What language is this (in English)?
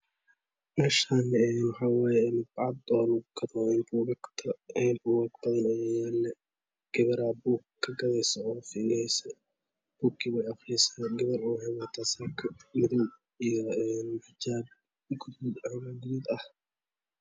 Somali